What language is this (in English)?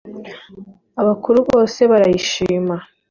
Kinyarwanda